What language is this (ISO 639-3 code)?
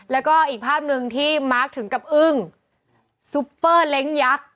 tha